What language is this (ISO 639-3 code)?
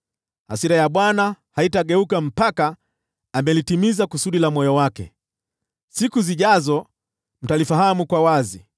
swa